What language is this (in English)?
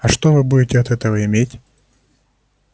Russian